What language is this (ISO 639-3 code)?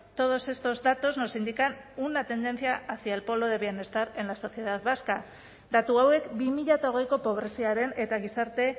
spa